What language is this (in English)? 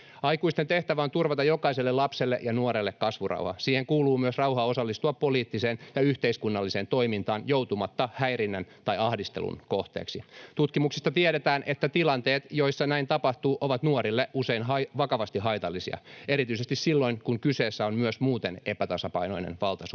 Finnish